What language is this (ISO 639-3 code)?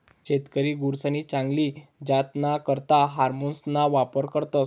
mar